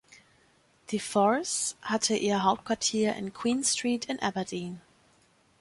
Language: German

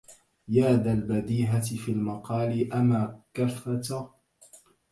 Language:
Arabic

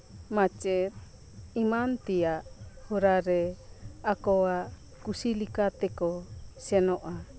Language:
Santali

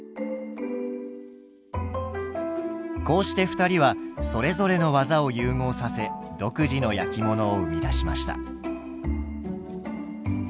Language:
Japanese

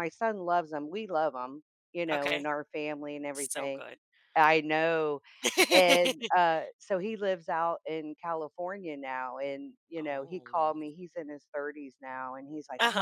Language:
English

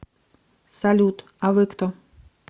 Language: Russian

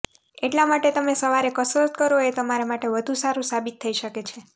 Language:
Gujarati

